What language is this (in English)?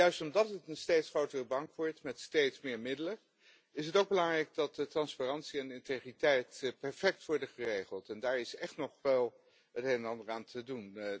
Dutch